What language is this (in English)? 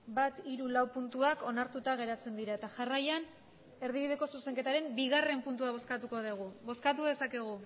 Basque